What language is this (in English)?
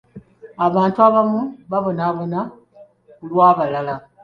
Ganda